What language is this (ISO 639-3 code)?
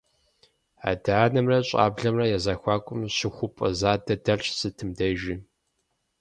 kbd